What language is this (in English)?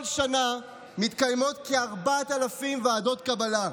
Hebrew